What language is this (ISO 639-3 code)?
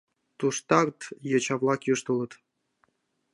chm